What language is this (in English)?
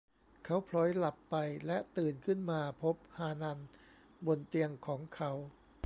Thai